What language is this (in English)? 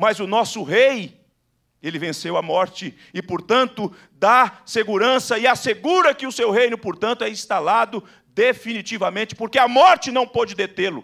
Portuguese